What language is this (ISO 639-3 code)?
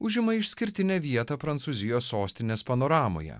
lit